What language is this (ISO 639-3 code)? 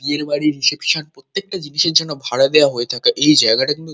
ben